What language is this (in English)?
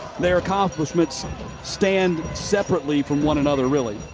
English